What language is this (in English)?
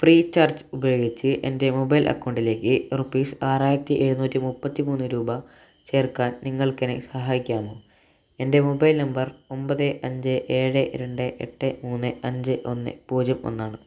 Malayalam